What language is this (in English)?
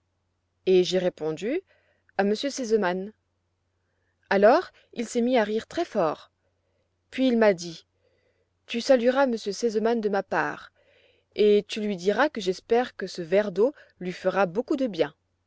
French